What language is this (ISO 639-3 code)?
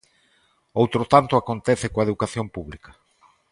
glg